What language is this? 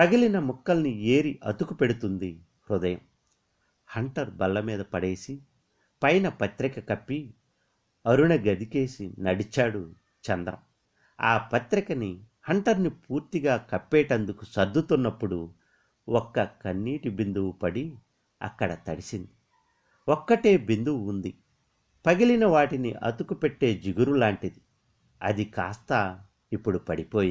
Telugu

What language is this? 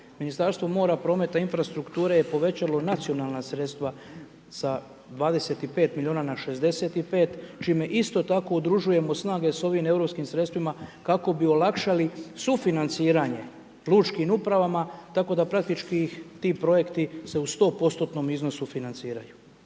Croatian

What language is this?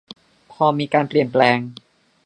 Thai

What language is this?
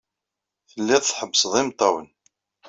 Kabyle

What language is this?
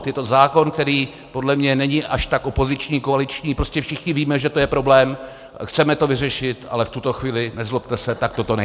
Czech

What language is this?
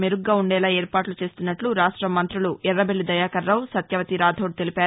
Telugu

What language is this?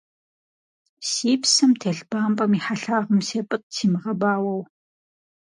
Kabardian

